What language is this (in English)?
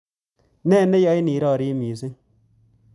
Kalenjin